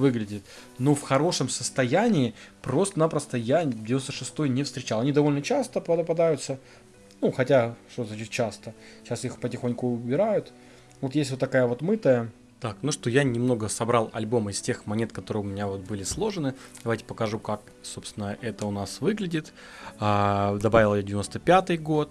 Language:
Russian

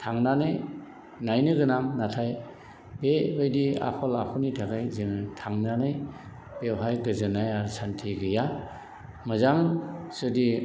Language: Bodo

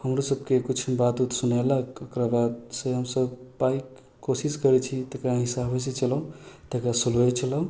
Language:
Maithili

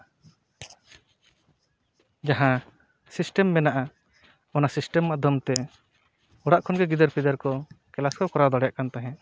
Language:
Santali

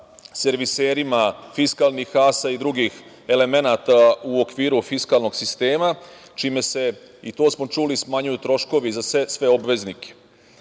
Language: Serbian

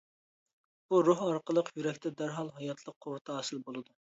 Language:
Uyghur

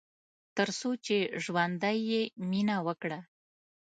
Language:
Pashto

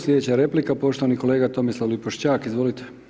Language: Croatian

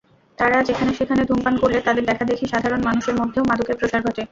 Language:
Bangla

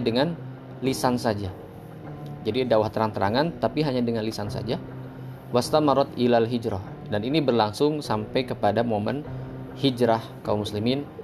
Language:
Indonesian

